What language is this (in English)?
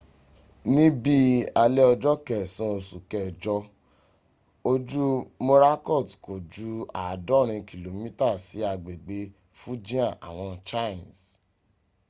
Yoruba